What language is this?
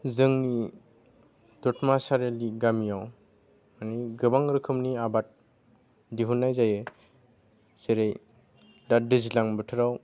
Bodo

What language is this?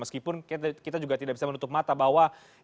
Indonesian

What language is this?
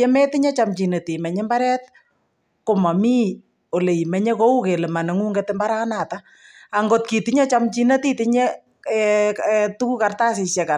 Kalenjin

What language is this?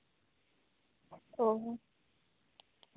Santali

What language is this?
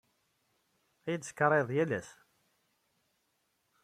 Kabyle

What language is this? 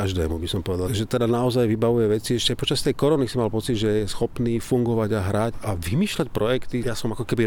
Slovak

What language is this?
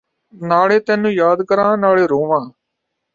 Punjabi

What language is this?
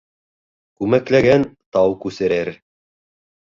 Bashkir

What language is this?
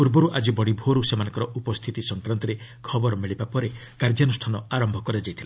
Odia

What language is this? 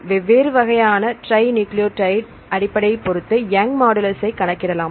Tamil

